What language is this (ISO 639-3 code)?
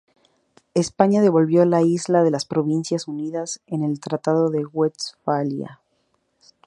spa